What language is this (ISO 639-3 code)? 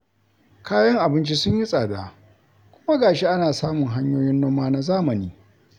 hau